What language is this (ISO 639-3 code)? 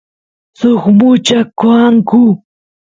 qus